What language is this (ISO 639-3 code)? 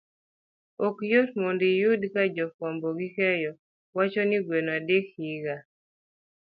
luo